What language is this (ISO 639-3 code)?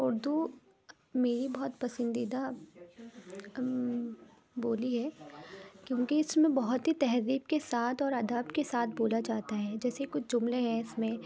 urd